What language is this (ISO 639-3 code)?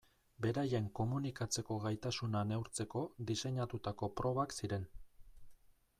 eus